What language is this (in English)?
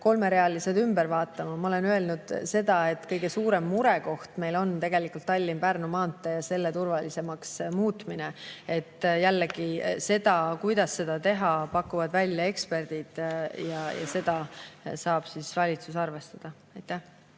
Estonian